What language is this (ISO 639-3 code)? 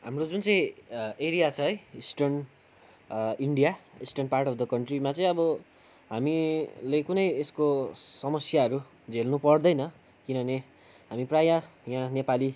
nep